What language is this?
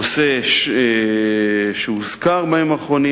Hebrew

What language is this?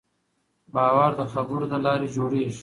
Pashto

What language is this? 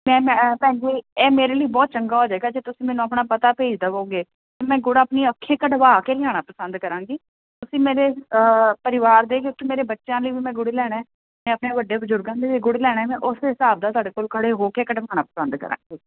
Punjabi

